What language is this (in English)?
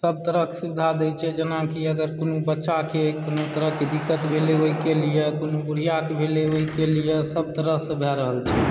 Maithili